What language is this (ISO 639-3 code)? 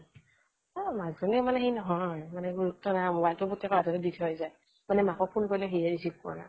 asm